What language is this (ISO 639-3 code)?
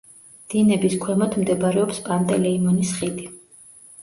kat